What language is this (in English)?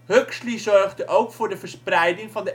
Dutch